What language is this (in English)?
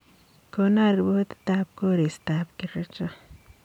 Kalenjin